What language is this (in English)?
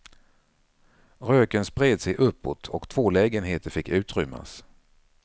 Swedish